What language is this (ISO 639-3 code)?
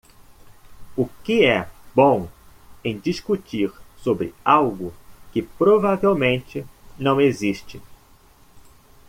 por